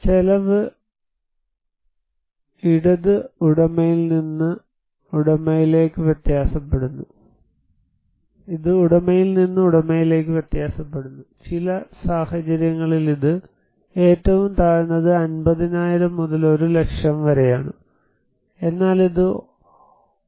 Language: Malayalam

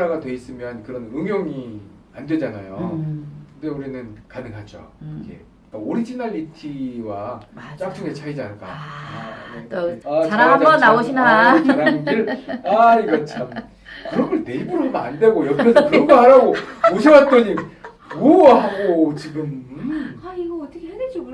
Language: Korean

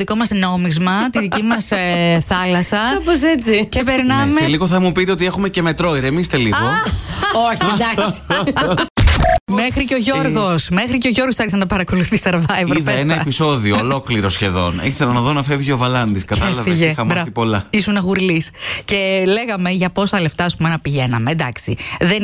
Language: Greek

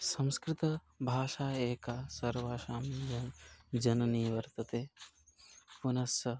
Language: Sanskrit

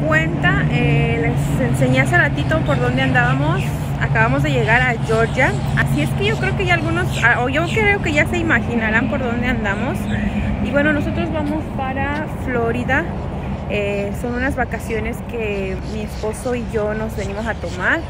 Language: Spanish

